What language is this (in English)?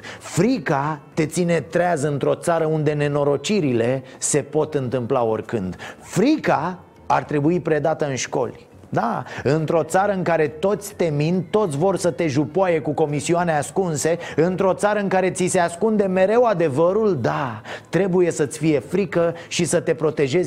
Romanian